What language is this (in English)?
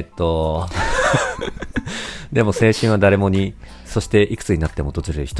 Japanese